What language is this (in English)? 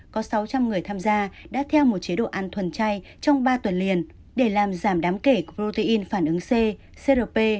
Vietnamese